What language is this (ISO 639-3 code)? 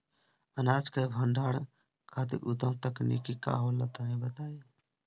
bho